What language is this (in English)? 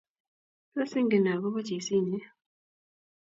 Kalenjin